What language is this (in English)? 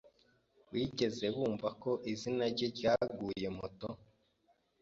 Kinyarwanda